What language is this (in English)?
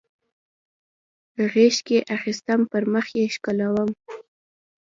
Pashto